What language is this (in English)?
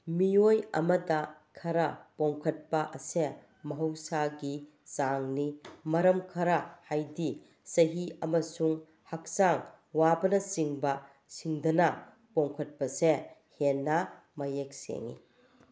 Manipuri